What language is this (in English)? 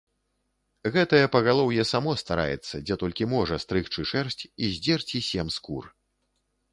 Belarusian